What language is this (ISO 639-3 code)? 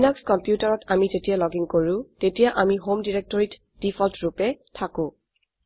asm